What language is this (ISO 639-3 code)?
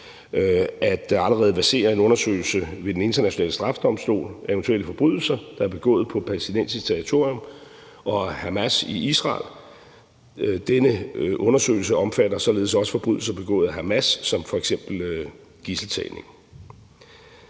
dan